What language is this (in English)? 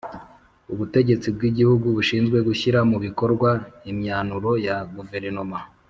Kinyarwanda